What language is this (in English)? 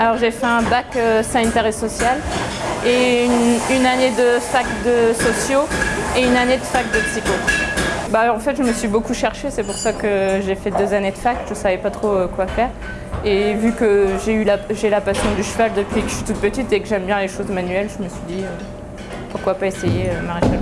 French